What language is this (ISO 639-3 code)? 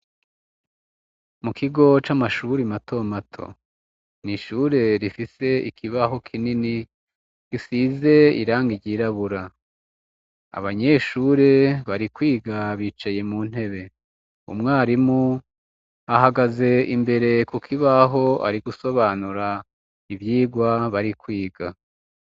run